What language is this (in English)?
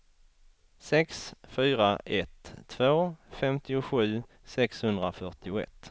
Swedish